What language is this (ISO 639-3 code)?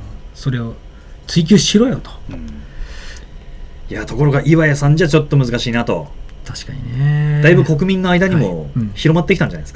jpn